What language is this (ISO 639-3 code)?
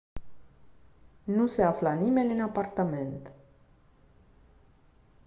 ron